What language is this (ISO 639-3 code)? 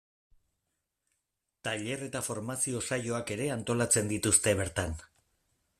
eus